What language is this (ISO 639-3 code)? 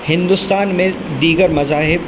urd